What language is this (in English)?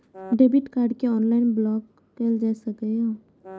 Maithili